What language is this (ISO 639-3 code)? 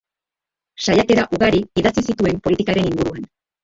eus